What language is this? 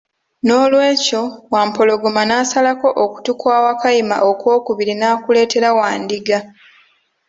Ganda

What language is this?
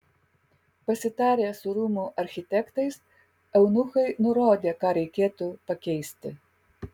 Lithuanian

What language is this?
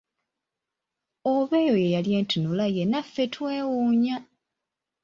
Ganda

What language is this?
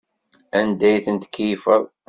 Kabyle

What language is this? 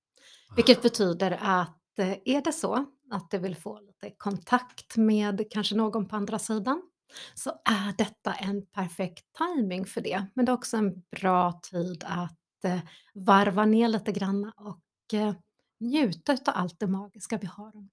Swedish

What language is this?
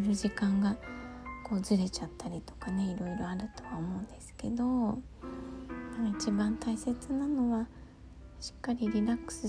Japanese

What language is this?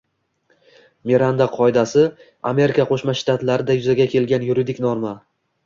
Uzbek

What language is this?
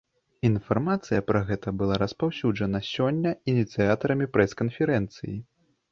Belarusian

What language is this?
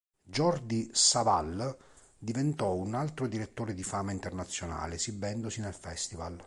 Italian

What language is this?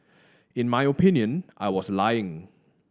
English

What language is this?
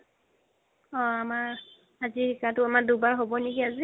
Assamese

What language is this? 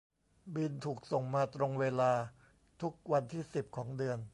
Thai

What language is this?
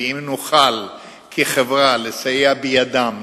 Hebrew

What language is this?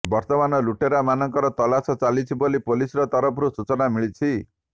Odia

